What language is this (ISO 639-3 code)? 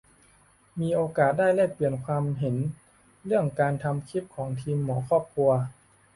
tha